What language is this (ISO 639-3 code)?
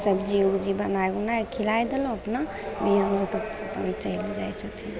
mai